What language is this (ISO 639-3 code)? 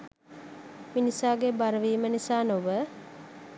sin